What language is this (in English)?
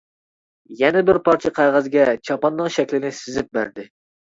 Uyghur